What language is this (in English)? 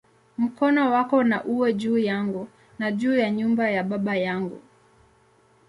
Swahili